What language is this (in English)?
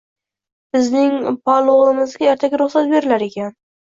Uzbek